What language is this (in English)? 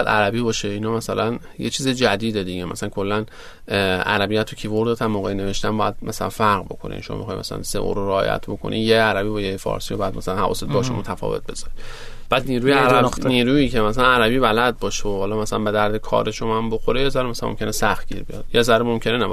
Persian